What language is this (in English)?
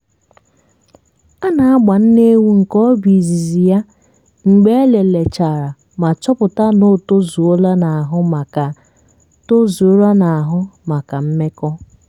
Igbo